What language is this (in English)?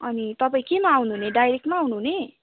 Nepali